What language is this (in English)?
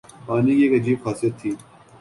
Urdu